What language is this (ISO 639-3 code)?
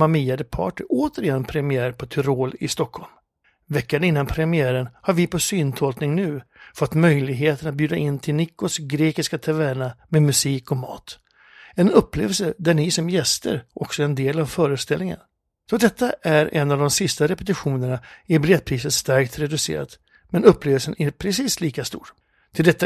swe